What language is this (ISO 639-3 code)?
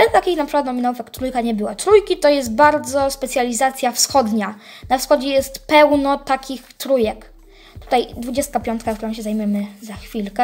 pol